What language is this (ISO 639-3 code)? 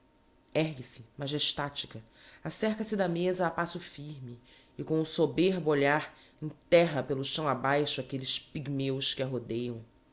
por